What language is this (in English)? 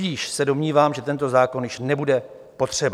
Czech